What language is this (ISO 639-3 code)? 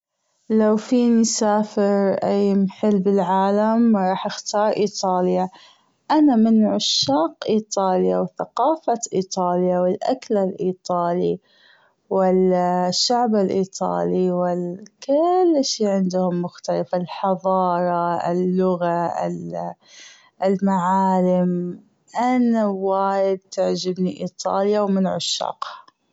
afb